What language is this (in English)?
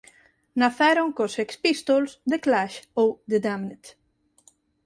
Galician